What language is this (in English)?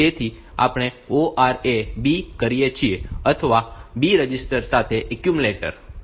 Gujarati